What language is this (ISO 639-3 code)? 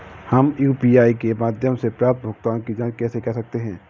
hin